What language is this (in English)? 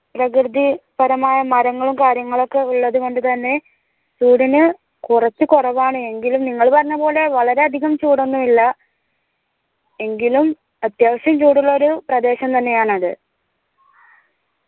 Malayalam